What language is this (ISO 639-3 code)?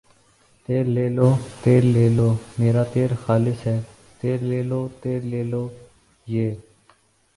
urd